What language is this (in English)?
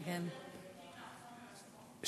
Hebrew